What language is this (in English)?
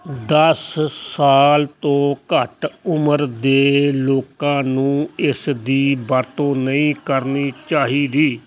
Punjabi